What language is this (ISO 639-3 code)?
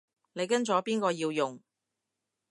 yue